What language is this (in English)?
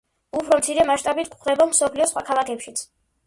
Georgian